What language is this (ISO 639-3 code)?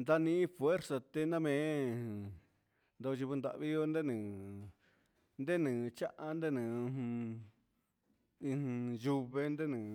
mxs